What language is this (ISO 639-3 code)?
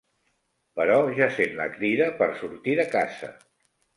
cat